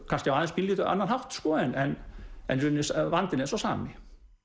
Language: Icelandic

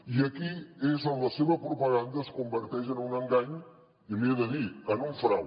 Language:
Catalan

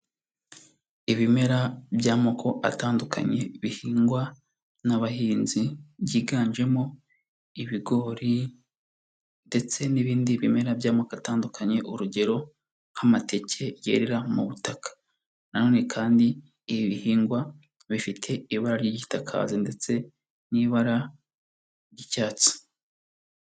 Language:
Kinyarwanda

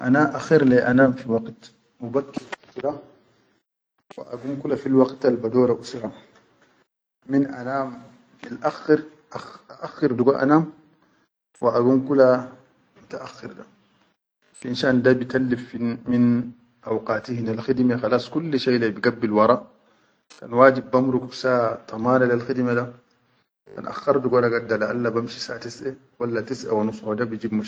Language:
Chadian Arabic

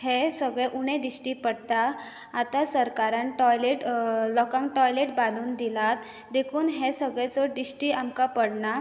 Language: Konkani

